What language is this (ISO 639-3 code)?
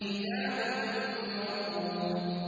ara